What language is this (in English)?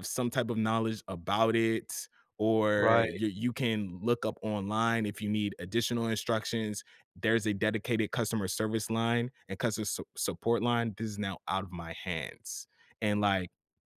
English